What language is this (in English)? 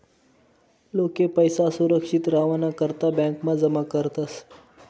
Marathi